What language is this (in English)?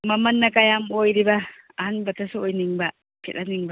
Manipuri